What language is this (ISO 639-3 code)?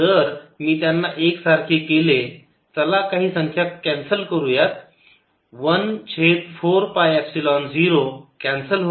mar